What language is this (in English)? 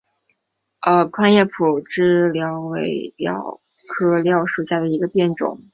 Chinese